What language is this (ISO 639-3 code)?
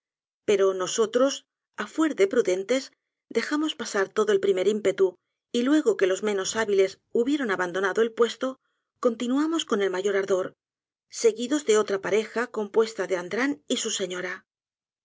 spa